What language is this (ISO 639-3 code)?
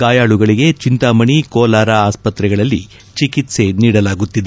kan